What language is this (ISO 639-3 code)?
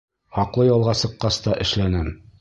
bak